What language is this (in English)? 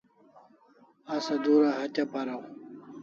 Kalasha